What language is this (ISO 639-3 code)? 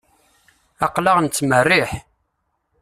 kab